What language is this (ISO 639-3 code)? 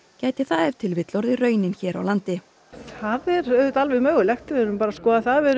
isl